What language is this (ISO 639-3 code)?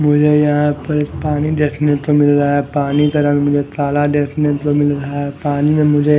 hin